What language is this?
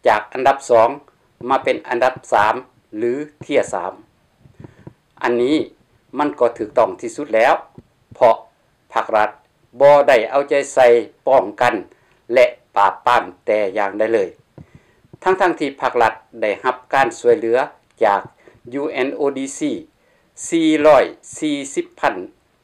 Thai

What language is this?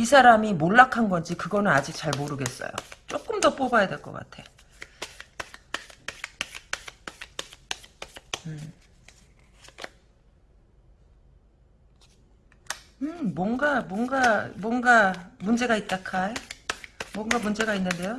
Korean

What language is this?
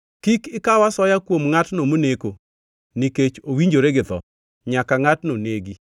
Luo (Kenya and Tanzania)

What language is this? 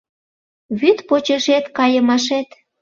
Mari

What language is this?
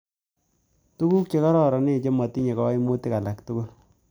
Kalenjin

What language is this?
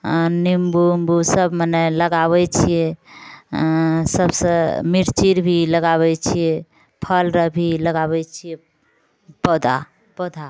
Maithili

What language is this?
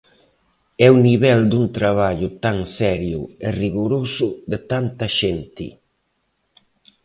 Galician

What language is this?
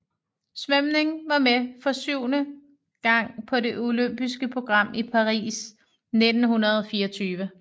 Danish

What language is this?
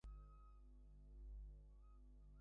Bangla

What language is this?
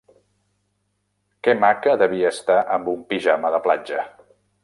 Catalan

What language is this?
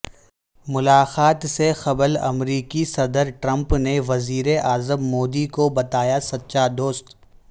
Urdu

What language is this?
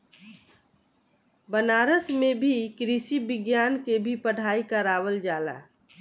Bhojpuri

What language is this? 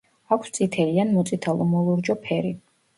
Georgian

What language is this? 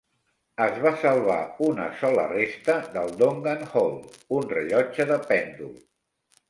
Catalan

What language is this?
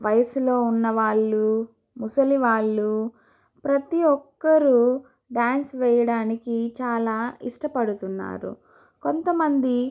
Telugu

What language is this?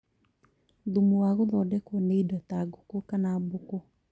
Kikuyu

